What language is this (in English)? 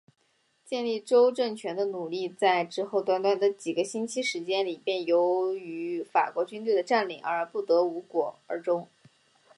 Chinese